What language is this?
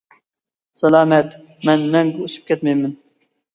Uyghur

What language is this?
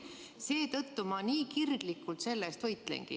Estonian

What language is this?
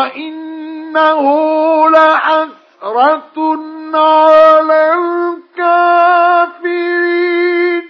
Arabic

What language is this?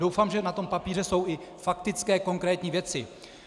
Czech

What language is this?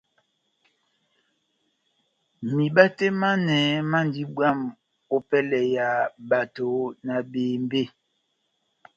Batanga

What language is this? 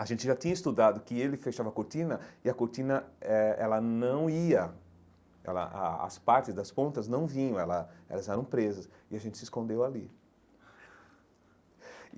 Portuguese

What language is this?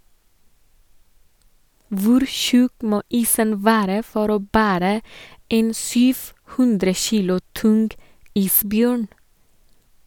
Norwegian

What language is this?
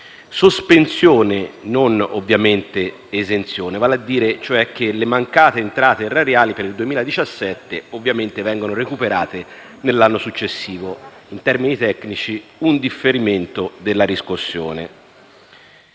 Italian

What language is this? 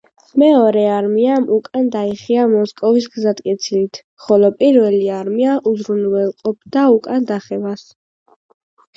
Georgian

